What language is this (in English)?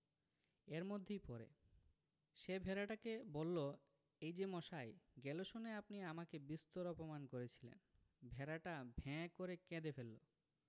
Bangla